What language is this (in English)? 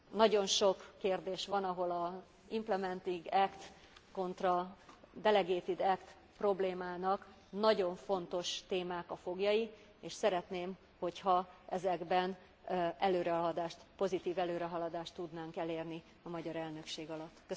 Hungarian